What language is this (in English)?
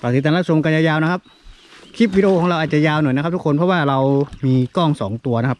Thai